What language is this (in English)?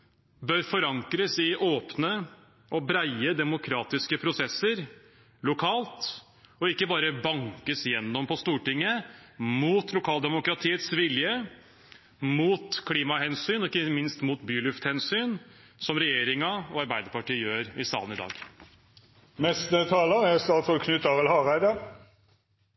Norwegian